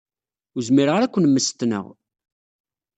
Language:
Kabyle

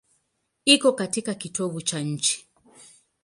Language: Swahili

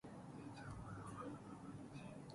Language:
Persian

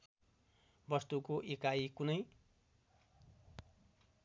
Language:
Nepali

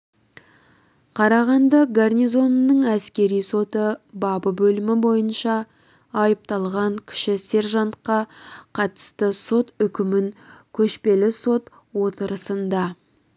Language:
Kazakh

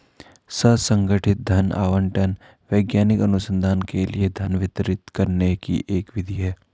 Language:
Hindi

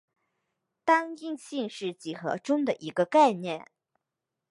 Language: Chinese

